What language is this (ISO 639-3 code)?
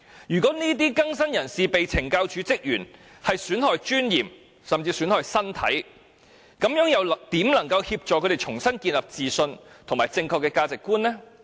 yue